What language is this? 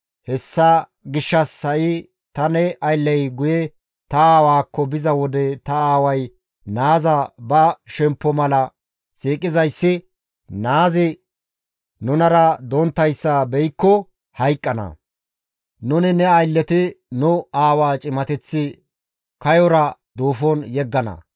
Gamo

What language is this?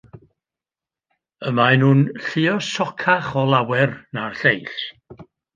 Welsh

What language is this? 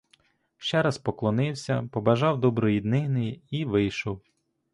Ukrainian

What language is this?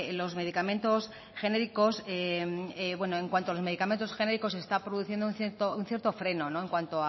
Spanish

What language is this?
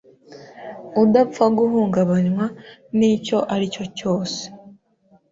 Kinyarwanda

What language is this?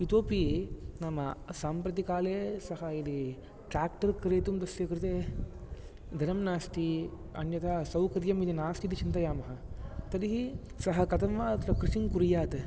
Sanskrit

